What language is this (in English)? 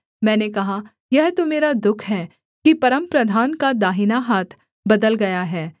Hindi